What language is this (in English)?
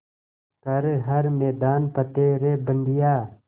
Hindi